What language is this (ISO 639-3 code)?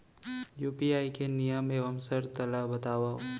hne